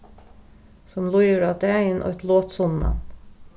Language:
Faroese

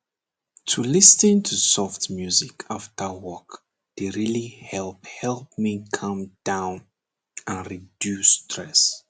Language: Nigerian Pidgin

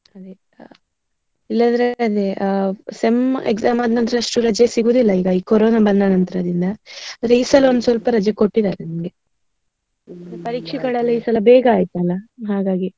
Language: Kannada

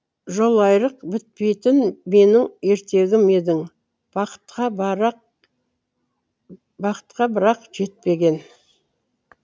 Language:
Kazakh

